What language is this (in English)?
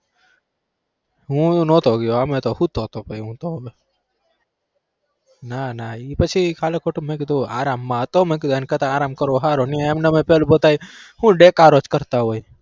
Gujarati